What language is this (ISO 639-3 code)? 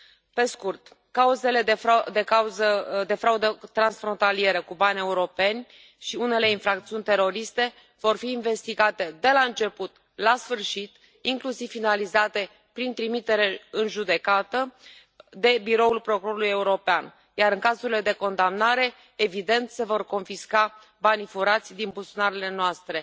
ron